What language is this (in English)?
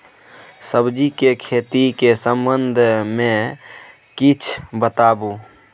Maithili